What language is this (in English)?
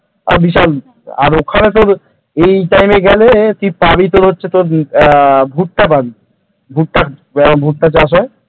Bangla